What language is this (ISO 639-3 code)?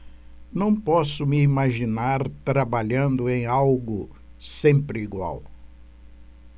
por